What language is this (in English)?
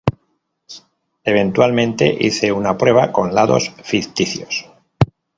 Spanish